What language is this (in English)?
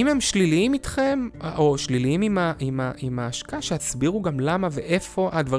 Hebrew